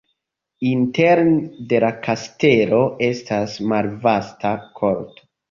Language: Esperanto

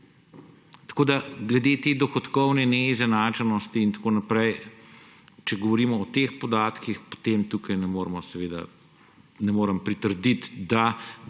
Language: Slovenian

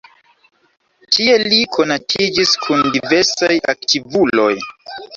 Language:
Esperanto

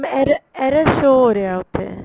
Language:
Punjabi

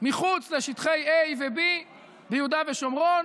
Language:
Hebrew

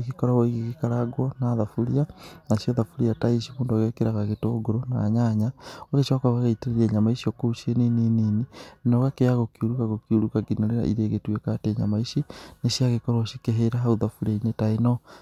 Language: Kikuyu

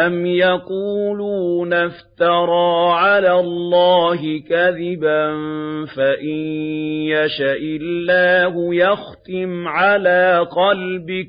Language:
Arabic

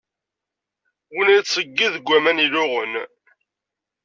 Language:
Kabyle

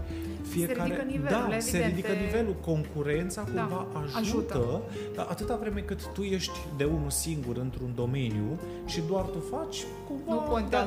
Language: Romanian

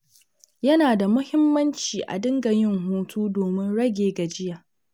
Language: Hausa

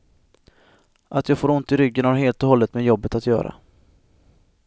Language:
Swedish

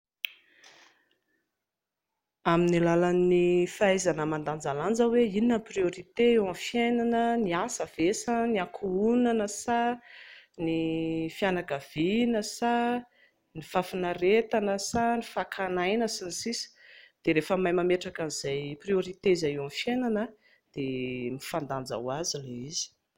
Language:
Malagasy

